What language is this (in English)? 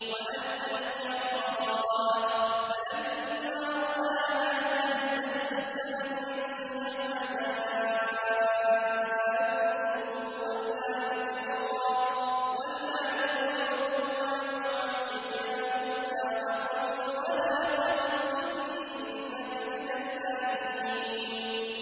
Arabic